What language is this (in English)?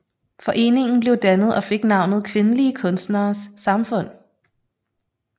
Danish